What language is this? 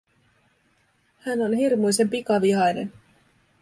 Finnish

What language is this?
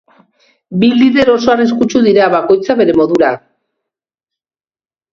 Basque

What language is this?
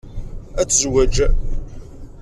Kabyle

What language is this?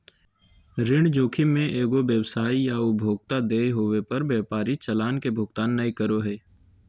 Magahi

